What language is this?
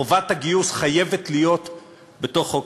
Hebrew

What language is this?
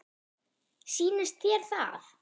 Icelandic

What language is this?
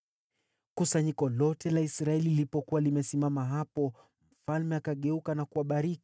Swahili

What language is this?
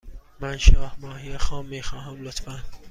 Persian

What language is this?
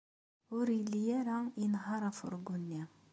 Kabyle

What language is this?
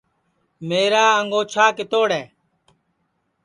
Sansi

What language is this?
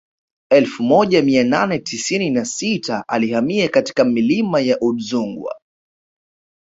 Swahili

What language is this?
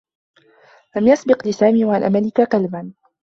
Arabic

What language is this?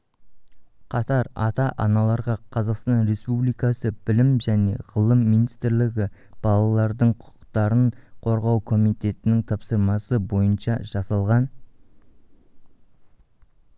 Kazakh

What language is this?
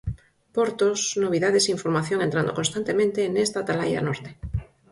Galician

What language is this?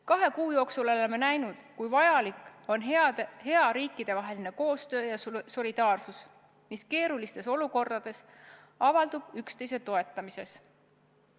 Estonian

